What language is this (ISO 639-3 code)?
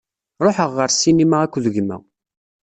kab